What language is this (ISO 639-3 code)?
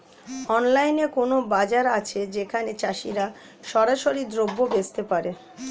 ben